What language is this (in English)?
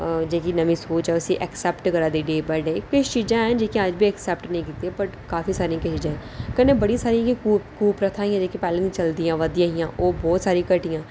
Dogri